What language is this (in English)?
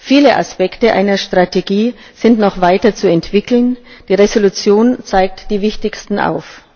German